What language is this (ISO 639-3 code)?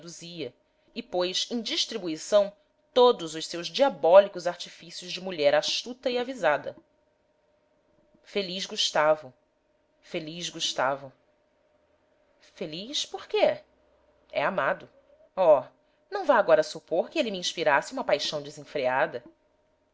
por